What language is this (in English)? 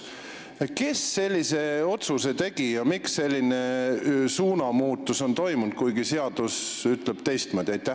Estonian